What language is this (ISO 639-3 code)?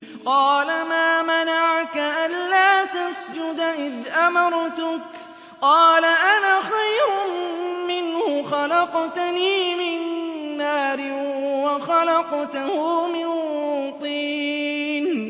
ara